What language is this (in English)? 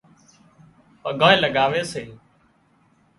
Wadiyara Koli